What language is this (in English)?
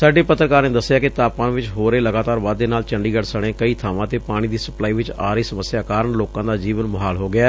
Punjabi